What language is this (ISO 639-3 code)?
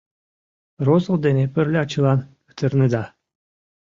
chm